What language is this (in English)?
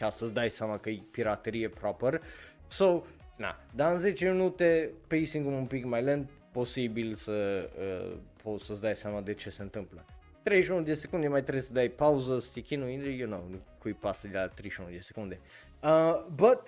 Romanian